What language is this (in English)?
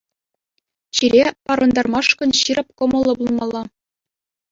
Chuvash